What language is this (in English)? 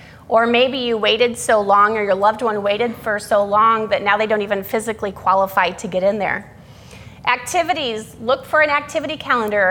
English